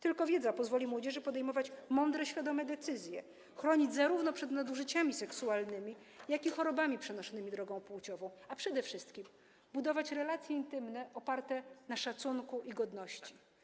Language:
Polish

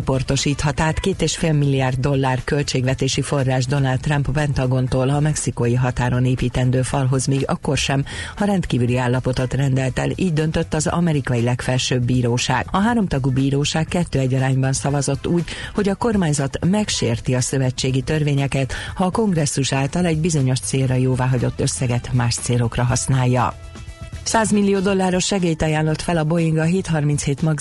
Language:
Hungarian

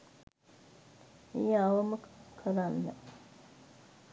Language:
Sinhala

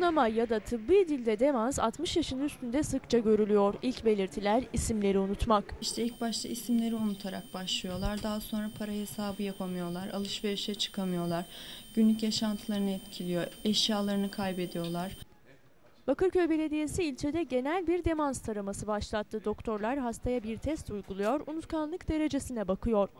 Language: Turkish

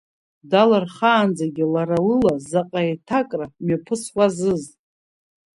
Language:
Abkhazian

